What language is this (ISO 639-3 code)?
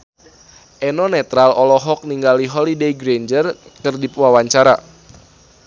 sun